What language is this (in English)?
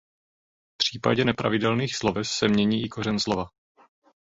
Czech